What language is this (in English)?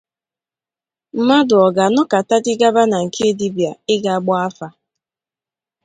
Igbo